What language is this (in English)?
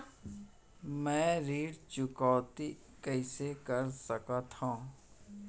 Chhattisgarhi